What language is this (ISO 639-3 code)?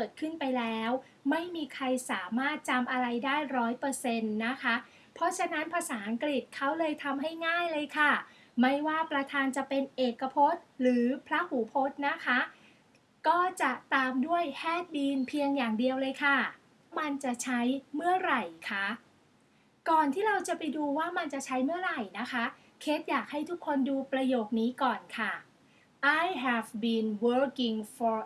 tha